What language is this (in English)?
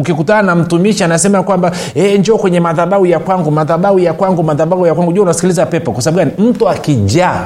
Swahili